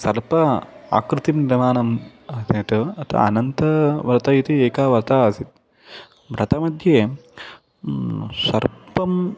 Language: Sanskrit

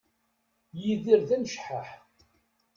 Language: Kabyle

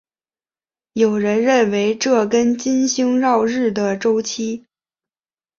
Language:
Chinese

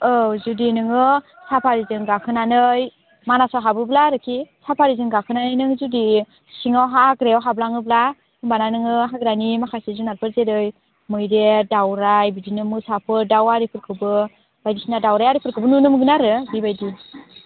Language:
Bodo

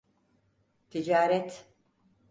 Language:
Turkish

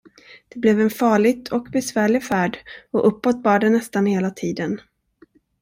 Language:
Swedish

